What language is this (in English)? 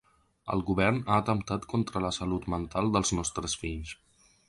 Catalan